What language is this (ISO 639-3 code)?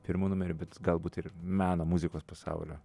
lit